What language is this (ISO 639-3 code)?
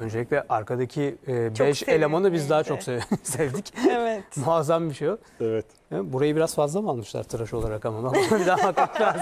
tur